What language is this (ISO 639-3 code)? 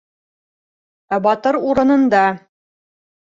bak